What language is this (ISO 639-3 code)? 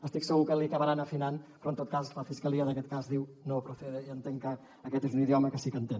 cat